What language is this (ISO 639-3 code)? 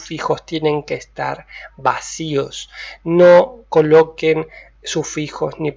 spa